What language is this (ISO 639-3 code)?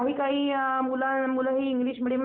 mar